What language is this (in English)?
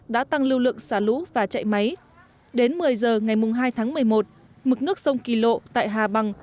Vietnamese